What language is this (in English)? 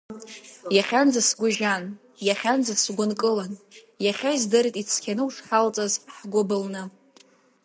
Abkhazian